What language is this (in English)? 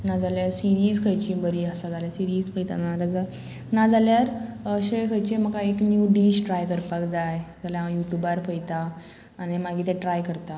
Konkani